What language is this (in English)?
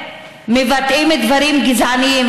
Hebrew